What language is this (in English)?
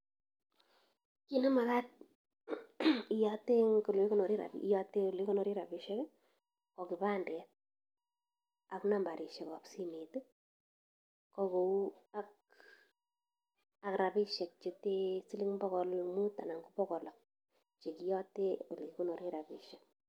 Kalenjin